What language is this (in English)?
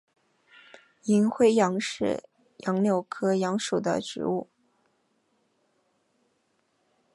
Chinese